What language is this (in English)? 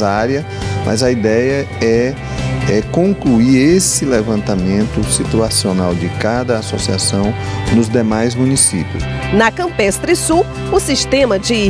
Portuguese